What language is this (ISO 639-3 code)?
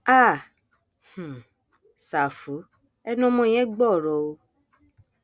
yor